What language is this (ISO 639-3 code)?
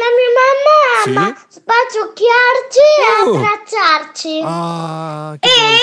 ita